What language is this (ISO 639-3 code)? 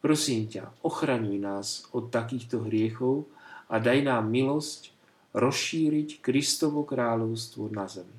slk